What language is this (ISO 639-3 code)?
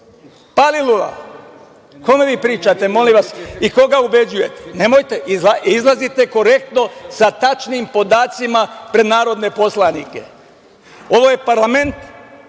srp